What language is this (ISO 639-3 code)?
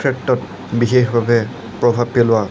asm